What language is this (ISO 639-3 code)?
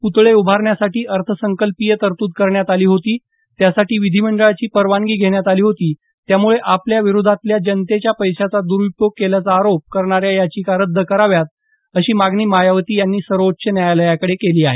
mar